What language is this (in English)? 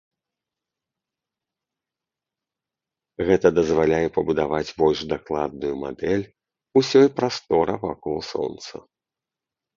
Belarusian